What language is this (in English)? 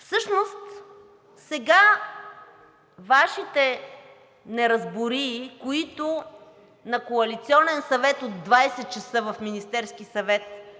Bulgarian